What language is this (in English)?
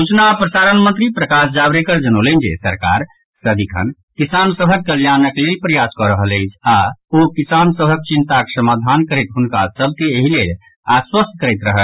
Maithili